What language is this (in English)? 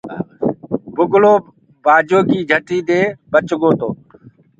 Gurgula